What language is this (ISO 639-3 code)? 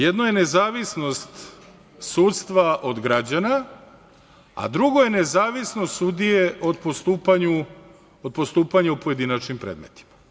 srp